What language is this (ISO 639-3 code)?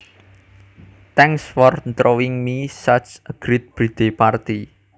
jav